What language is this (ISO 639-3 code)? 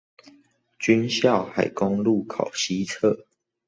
zho